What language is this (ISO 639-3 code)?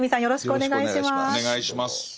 jpn